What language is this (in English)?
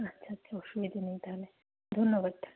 Bangla